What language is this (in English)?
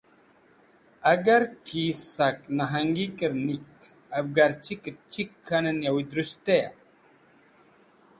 Wakhi